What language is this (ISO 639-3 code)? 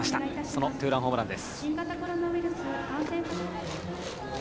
jpn